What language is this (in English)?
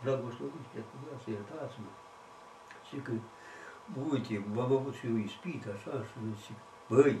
Romanian